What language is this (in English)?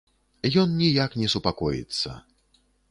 Belarusian